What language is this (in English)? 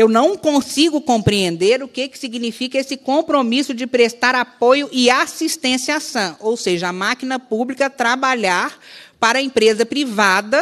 Portuguese